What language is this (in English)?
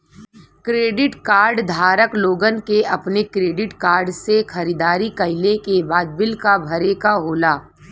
Bhojpuri